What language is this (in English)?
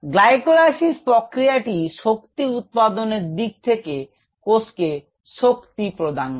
Bangla